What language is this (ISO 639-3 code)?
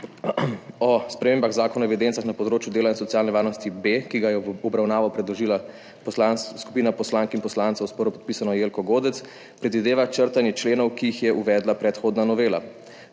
slv